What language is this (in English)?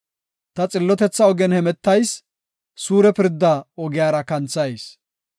Gofa